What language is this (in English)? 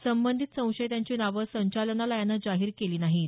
Marathi